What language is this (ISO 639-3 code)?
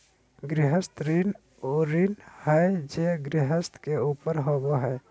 mag